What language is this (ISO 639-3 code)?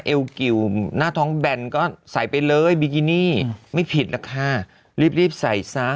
tha